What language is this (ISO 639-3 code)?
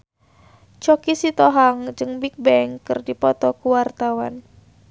sun